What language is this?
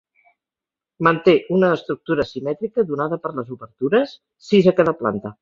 Catalan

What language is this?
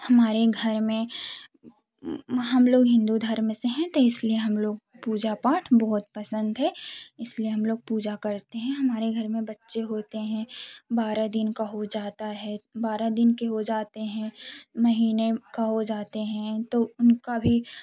Hindi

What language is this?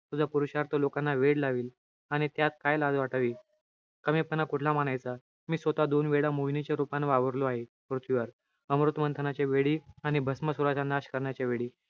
Marathi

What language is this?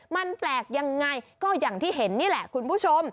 Thai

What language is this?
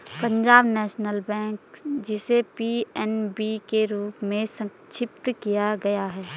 Hindi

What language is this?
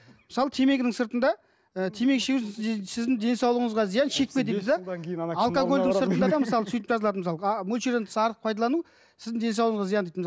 Kazakh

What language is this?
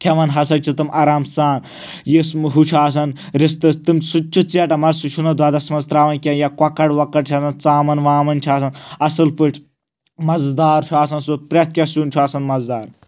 Kashmiri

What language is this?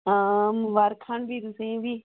Dogri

